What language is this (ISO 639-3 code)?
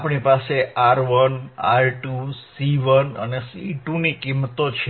guj